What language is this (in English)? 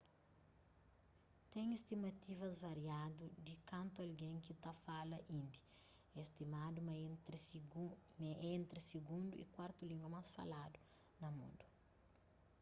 Kabuverdianu